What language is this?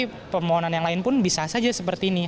Indonesian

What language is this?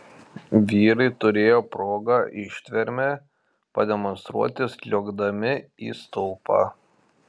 Lithuanian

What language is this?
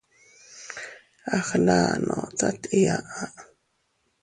Teutila Cuicatec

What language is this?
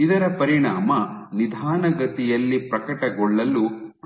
Kannada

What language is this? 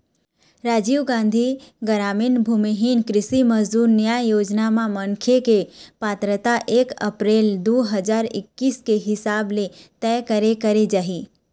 Chhattisgarhi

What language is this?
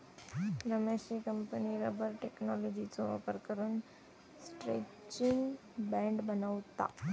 Marathi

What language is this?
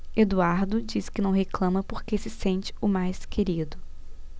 Portuguese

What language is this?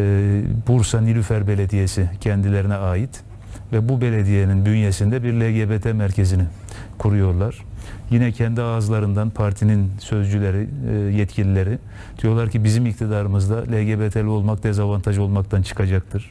Turkish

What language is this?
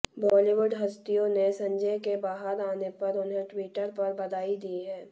Hindi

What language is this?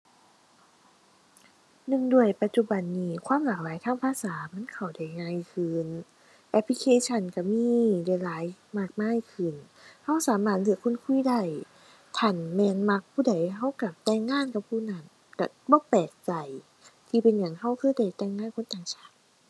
Thai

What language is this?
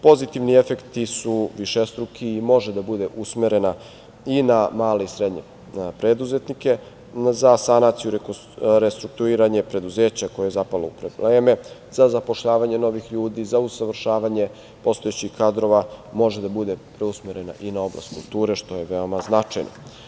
Serbian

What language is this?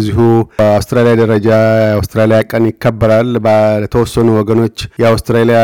Amharic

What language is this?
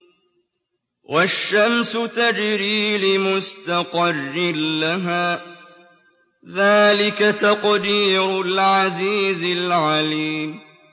Arabic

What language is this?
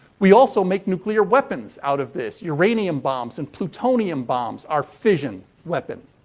English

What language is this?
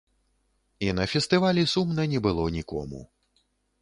Belarusian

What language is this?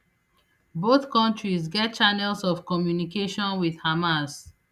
Nigerian Pidgin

